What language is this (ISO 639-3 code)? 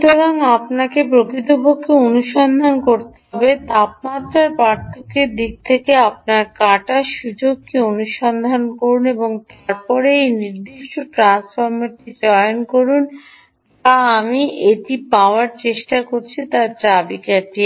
ben